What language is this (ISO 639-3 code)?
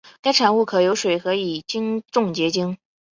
zho